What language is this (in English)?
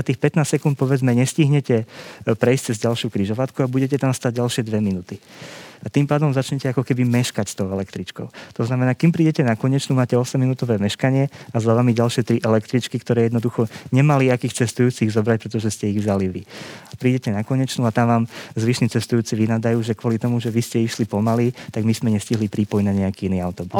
Slovak